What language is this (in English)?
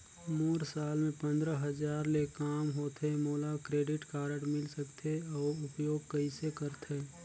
Chhattisgarhi